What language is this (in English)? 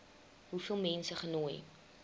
Afrikaans